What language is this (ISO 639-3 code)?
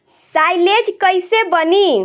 bho